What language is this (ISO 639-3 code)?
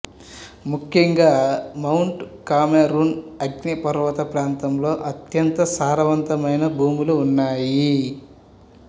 tel